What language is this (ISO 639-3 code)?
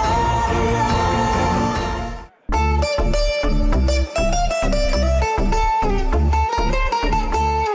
ben